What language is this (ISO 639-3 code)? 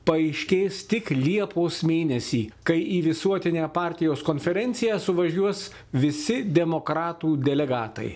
lit